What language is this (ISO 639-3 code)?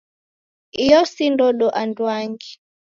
dav